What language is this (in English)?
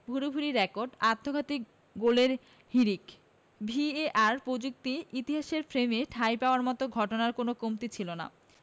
Bangla